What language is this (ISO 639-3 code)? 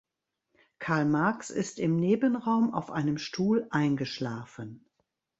deu